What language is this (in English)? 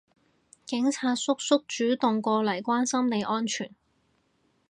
Cantonese